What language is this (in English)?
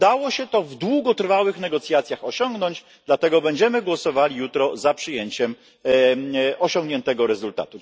Polish